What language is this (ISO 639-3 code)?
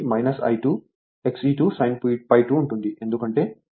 tel